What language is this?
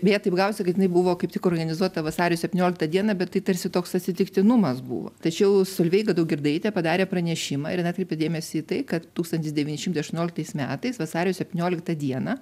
Lithuanian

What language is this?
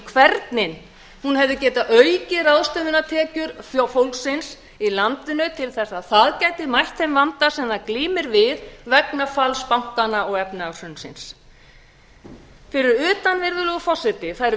Icelandic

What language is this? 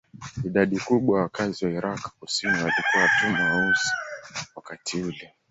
Swahili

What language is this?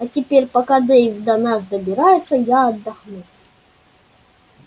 Russian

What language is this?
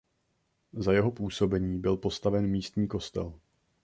Czech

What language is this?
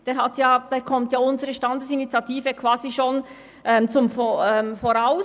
Swiss German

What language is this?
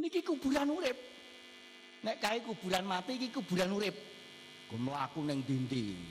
Indonesian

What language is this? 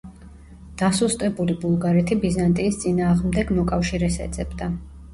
Georgian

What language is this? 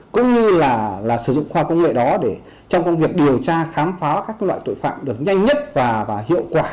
Vietnamese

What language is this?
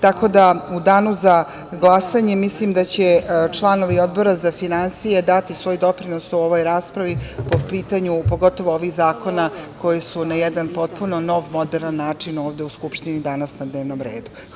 Serbian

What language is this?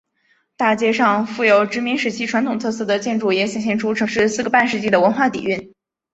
Chinese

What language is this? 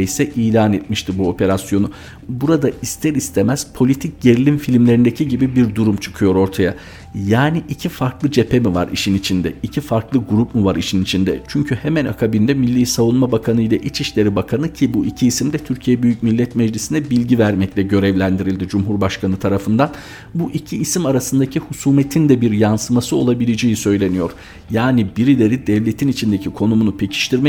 Turkish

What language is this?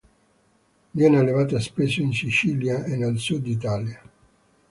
Italian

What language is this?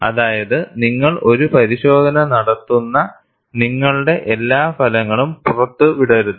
Malayalam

